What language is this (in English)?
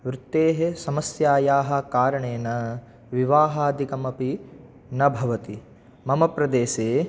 Sanskrit